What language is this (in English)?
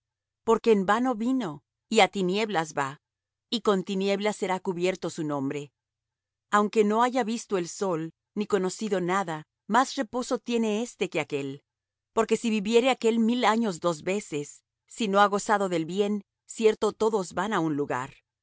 Spanish